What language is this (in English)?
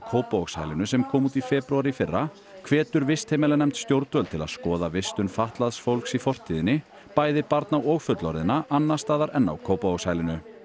Icelandic